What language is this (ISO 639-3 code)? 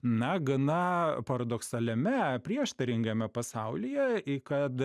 lit